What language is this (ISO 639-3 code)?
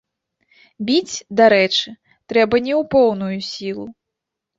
bel